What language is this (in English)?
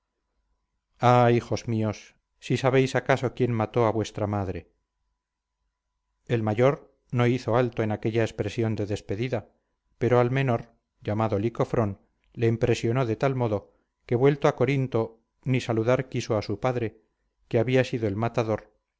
Spanish